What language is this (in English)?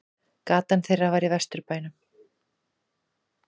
Icelandic